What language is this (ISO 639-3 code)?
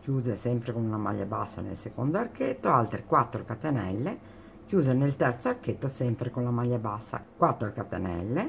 ita